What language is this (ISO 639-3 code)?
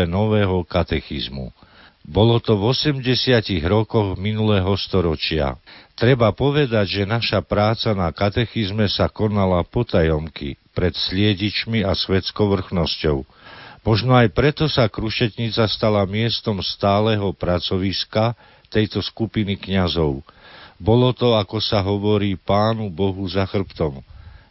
slk